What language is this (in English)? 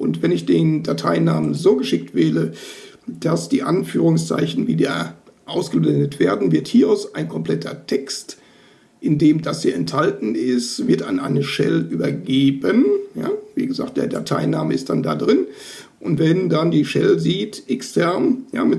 German